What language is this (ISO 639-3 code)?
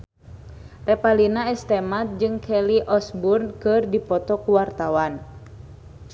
sun